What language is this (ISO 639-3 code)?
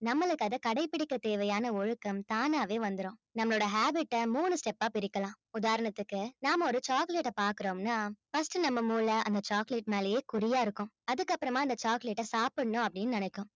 tam